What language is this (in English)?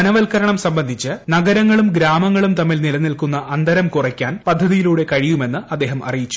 Malayalam